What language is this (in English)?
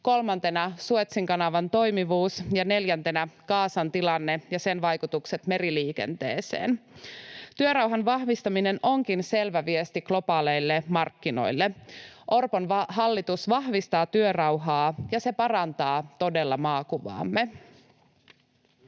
Finnish